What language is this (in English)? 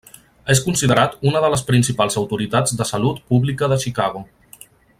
Catalan